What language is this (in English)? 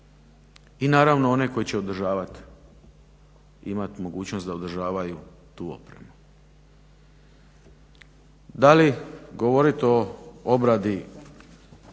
Croatian